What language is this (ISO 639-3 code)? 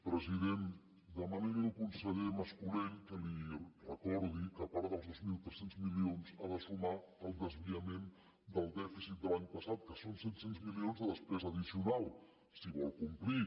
cat